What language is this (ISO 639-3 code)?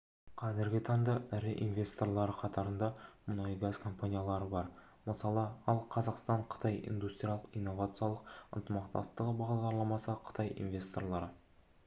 kaz